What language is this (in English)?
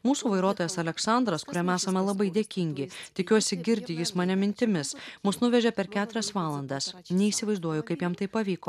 Lithuanian